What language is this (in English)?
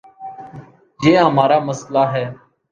Urdu